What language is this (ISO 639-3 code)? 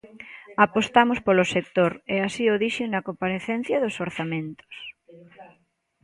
glg